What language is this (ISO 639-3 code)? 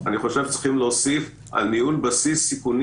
heb